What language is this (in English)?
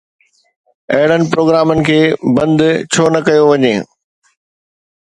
Sindhi